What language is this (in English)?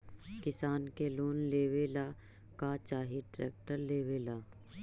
Magahi